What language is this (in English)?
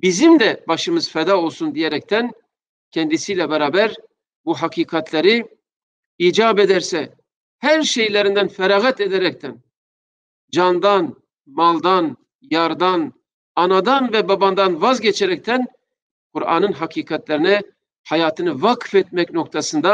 Turkish